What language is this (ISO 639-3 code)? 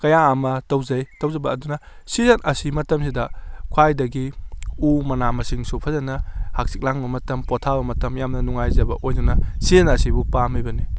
mni